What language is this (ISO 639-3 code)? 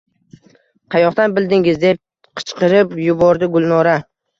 uzb